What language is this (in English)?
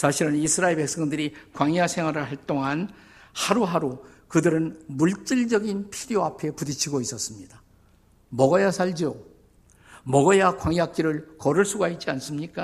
Korean